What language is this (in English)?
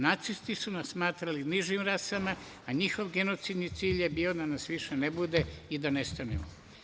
Serbian